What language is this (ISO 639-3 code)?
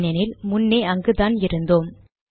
tam